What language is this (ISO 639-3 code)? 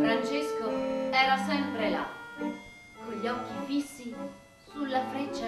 ita